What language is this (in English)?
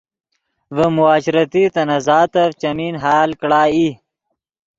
Yidgha